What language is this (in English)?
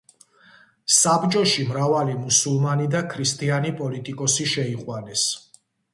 Georgian